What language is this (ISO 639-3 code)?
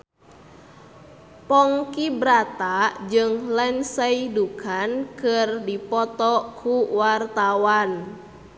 sun